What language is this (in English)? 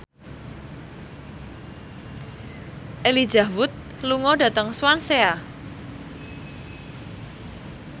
Javanese